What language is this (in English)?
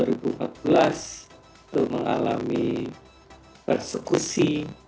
Indonesian